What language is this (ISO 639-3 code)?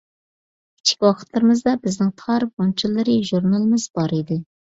uig